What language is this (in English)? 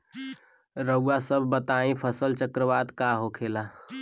Bhojpuri